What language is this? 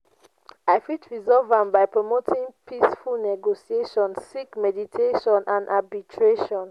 Nigerian Pidgin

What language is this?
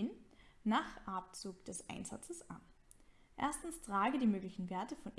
German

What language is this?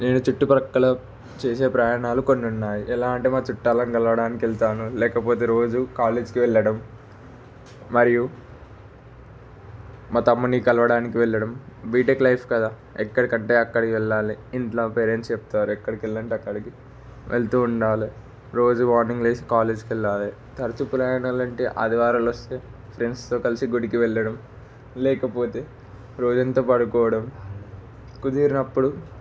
Telugu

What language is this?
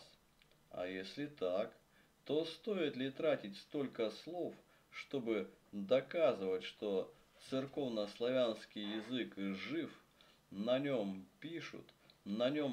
Russian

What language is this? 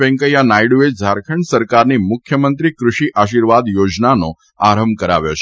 Gujarati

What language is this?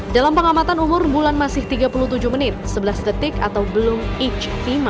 Indonesian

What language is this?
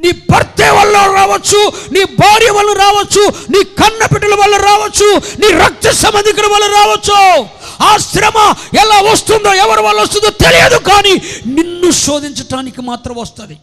Telugu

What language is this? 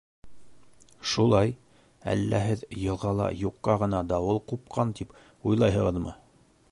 Bashkir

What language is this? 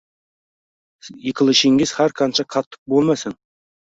Uzbek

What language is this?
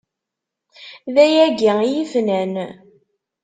Kabyle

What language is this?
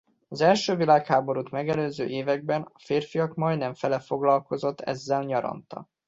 Hungarian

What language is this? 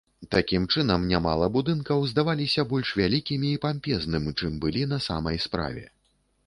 Belarusian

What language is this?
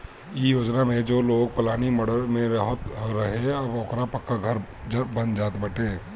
Bhojpuri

